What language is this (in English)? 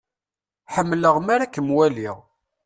Kabyle